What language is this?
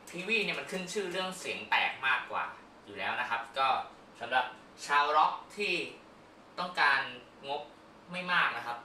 Thai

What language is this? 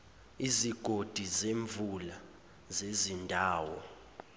Zulu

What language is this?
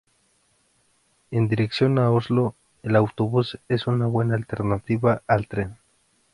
Spanish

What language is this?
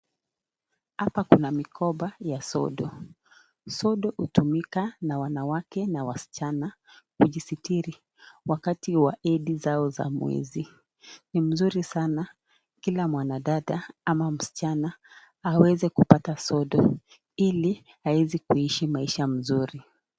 Swahili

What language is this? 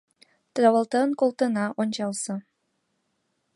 Mari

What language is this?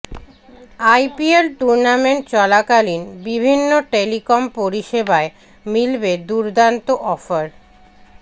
Bangla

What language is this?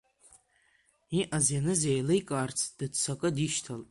Abkhazian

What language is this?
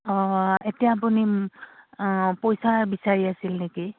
Assamese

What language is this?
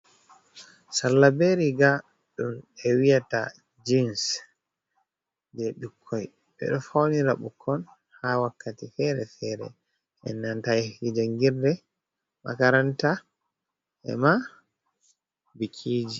Fula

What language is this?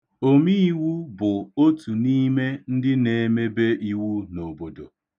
Igbo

